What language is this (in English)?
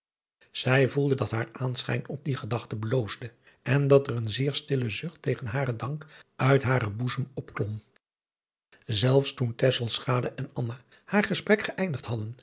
Dutch